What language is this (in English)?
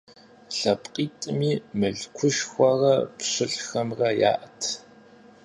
Kabardian